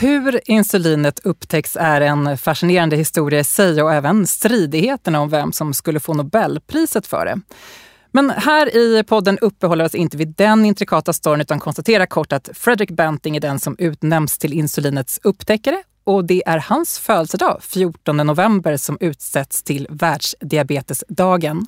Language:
Swedish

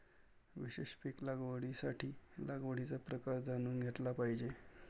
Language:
Marathi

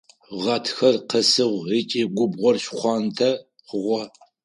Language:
Adyghe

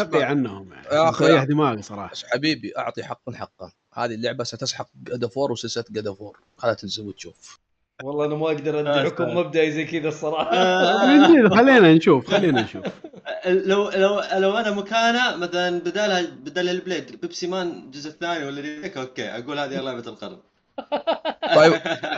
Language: Arabic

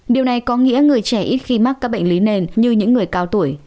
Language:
Vietnamese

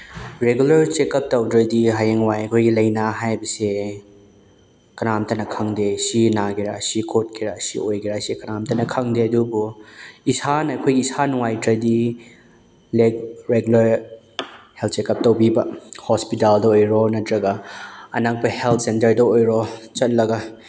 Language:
Manipuri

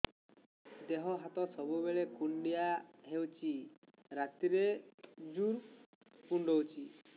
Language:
Odia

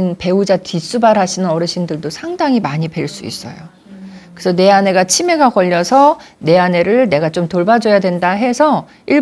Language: Korean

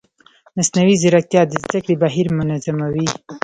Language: Pashto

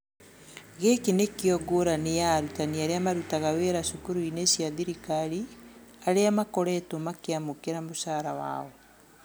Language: Kikuyu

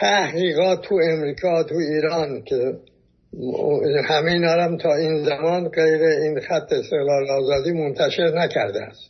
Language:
Persian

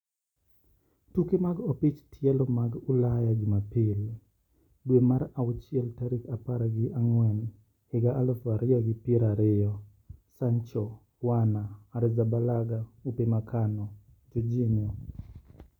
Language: Luo (Kenya and Tanzania)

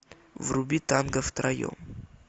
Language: Russian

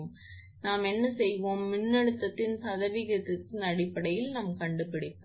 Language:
Tamil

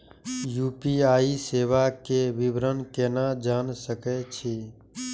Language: Maithili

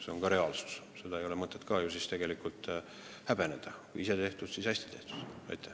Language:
Estonian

